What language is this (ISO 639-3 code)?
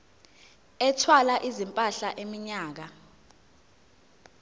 zul